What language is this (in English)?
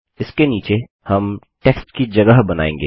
Hindi